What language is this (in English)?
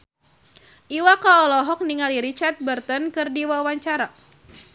Sundanese